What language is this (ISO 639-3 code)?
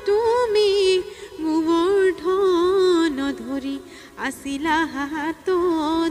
hin